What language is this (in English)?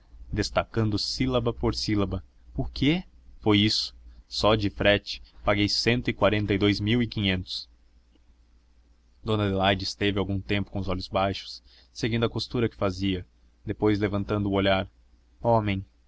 Portuguese